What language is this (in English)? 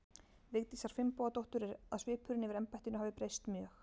Icelandic